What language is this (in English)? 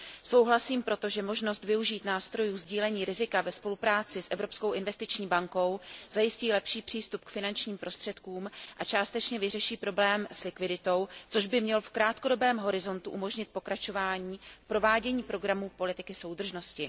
Czech